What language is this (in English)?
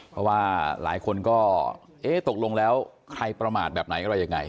Thai